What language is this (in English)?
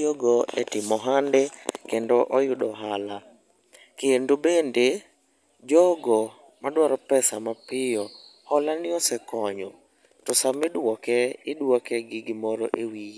Luo (Kenya and Tanzania)